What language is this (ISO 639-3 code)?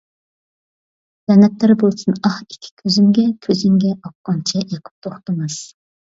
uig